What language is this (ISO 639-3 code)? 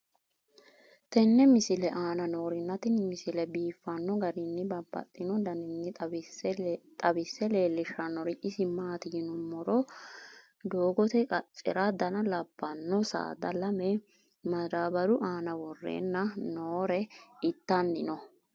sid